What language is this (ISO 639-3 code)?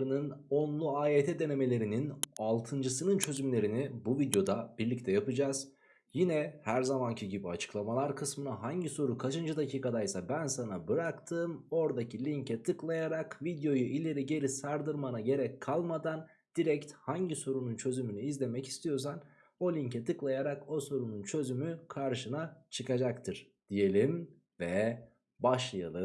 tur